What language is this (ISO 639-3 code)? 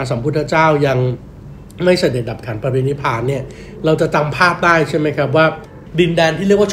tha